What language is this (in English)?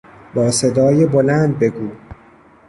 Persian